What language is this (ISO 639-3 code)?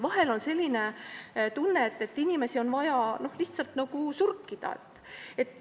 est